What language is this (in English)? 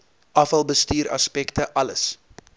Afrikaans